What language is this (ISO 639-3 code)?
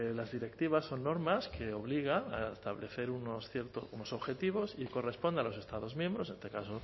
spa